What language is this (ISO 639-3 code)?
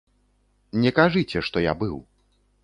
bel